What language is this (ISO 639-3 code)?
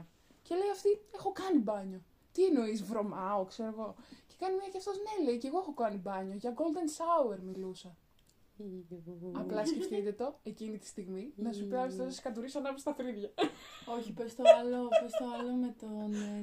ell